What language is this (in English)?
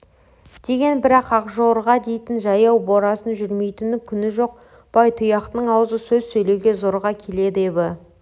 Kazakh